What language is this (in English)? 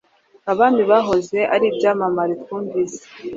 Kinyarwanda